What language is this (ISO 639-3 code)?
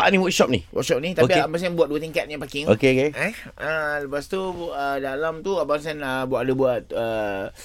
msa